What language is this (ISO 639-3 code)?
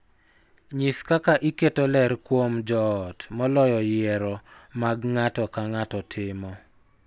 luo